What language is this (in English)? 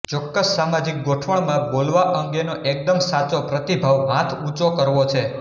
Gujarati